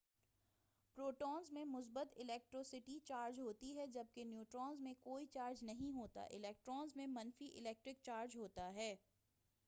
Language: Urdu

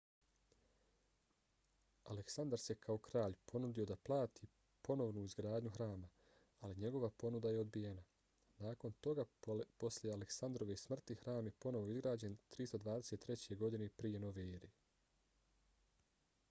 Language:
Bosnian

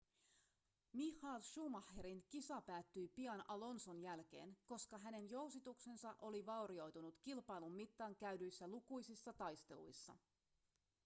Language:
Finnish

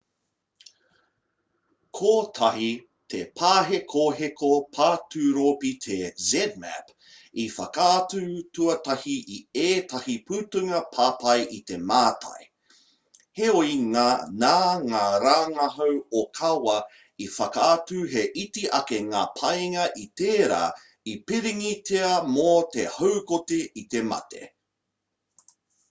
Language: Māori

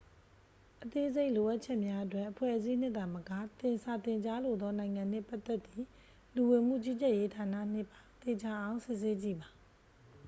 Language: Burmese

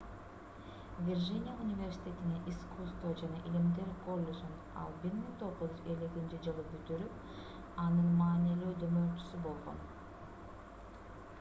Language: Kyrgyz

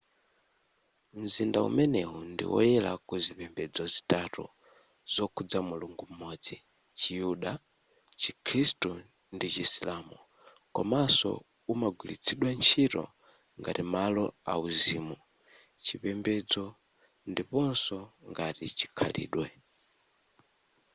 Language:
Nyanja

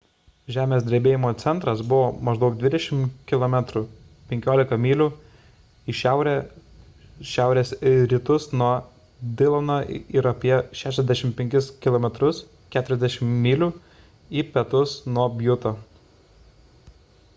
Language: Lithuanian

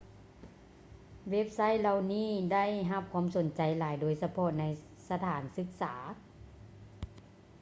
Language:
Lao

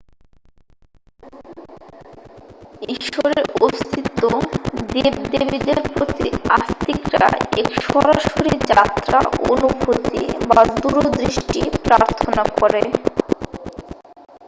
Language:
Bangla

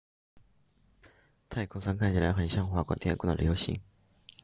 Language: Chinese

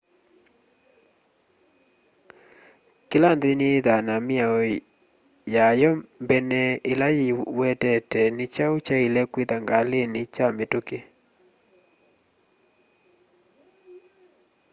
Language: Kamba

